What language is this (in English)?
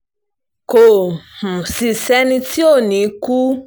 Yoruba